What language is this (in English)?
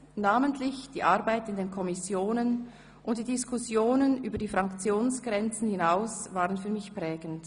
Swiss German